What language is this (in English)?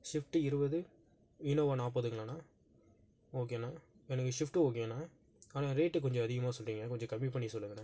Tamil